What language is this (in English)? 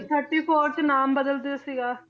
Punjabi